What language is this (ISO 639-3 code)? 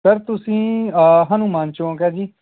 pan